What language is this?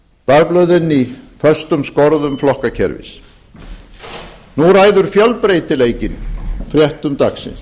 Icelandic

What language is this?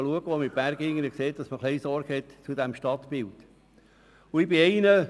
Swiss German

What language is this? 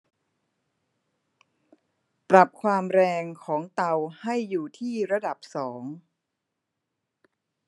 Thai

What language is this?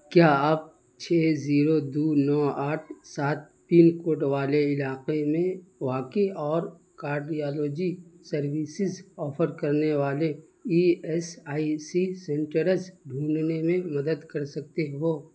Urdu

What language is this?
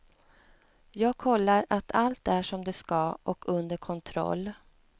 Swedish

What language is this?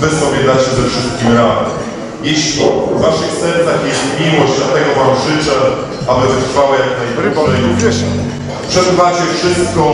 Polish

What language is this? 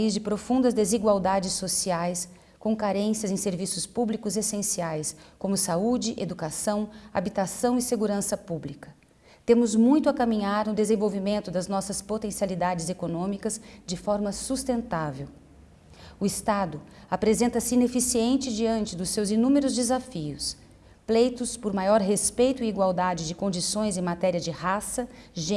Portuguese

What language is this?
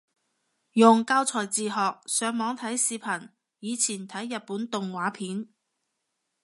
Cantonese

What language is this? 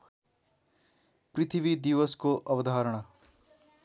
Nepali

